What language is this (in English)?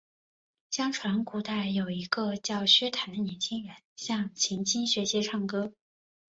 Chinese